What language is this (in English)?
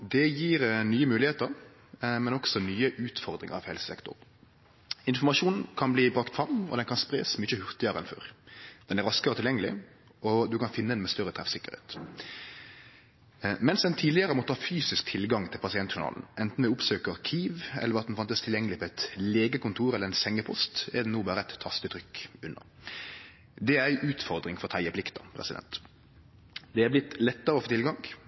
Norwegian Nynorsk